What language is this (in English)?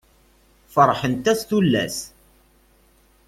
Kabyle